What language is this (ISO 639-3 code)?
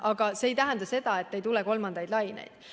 est